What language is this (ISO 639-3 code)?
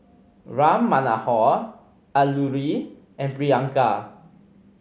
eng